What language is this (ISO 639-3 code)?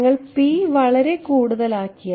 mal